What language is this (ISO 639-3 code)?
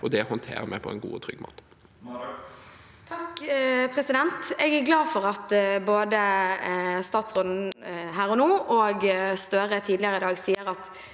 nor